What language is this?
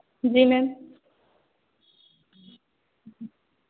Hindi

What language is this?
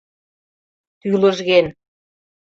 Mari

